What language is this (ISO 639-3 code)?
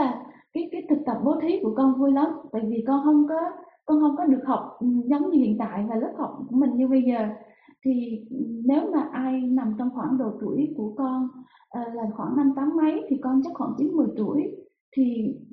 vie